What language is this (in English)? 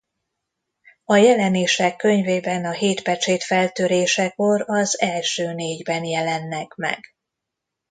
Hungarian